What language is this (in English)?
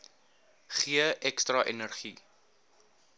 Afrikaans